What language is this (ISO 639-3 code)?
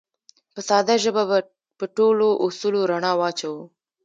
pus